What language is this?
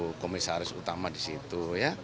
Indonesian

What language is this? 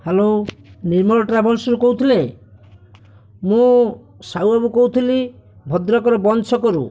Odia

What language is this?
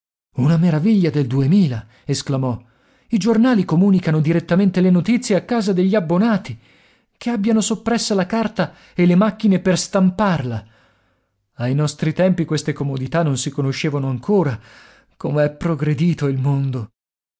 Italian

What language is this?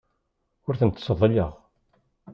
Kabyle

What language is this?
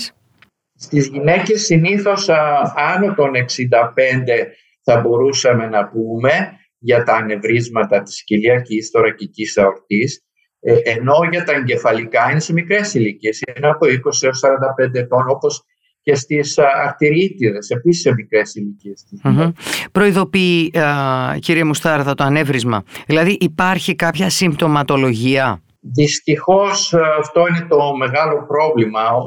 Greek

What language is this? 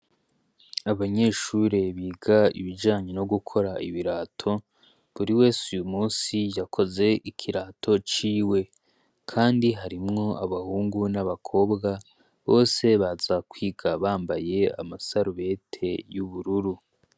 Rundi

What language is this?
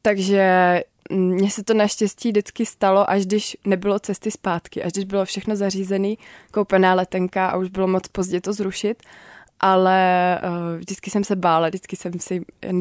Czech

